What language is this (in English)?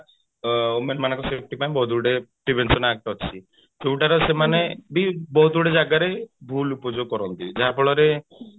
Odia